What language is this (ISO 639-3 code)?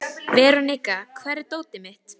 isl